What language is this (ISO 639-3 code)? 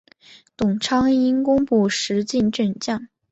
zho